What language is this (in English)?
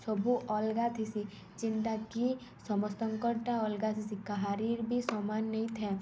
Odia